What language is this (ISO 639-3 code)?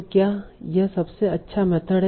hin